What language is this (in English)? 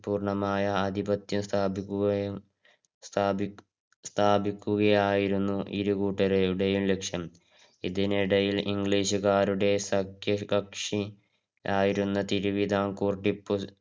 Malayalam